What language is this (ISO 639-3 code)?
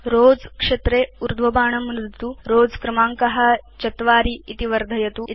san